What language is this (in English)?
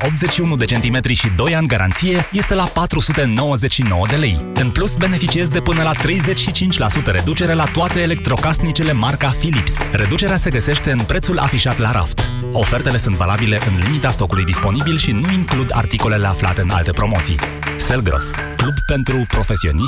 Romanian